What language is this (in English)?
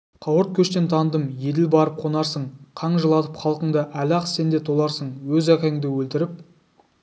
Kazakh